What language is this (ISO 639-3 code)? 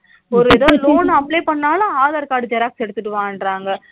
tam